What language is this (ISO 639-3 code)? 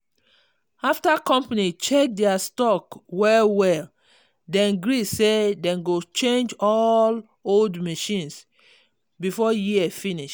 pcm